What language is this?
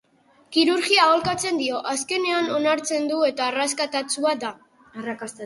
Basque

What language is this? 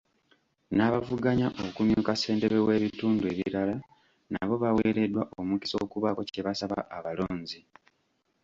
Ganda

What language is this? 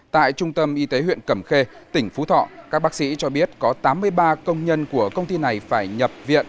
Vietnamese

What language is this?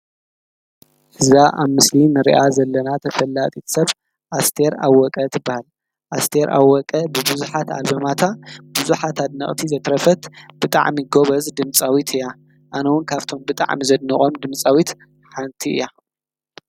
Tigrinya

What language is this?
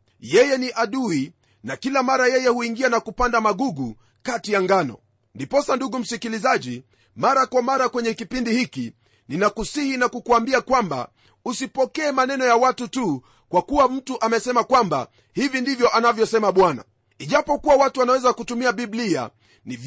Swahili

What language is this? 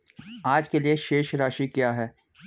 Hindi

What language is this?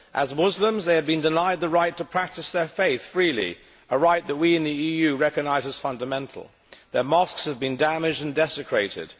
English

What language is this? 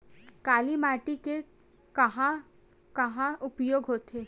Chhattisgarhi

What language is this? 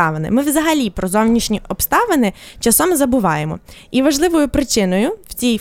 Ukrainian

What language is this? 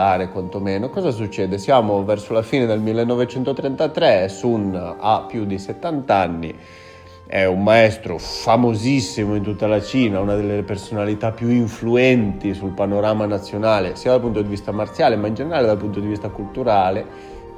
Italian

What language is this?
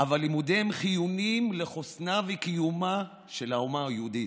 Hebrew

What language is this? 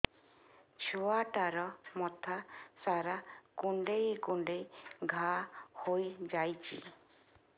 Odia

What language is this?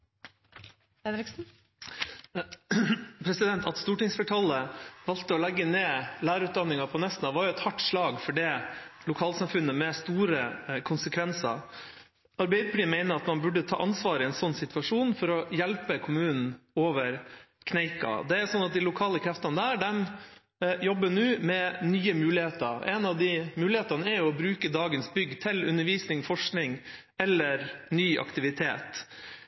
Norwegian Bokmål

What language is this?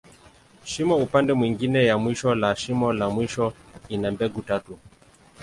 Swahili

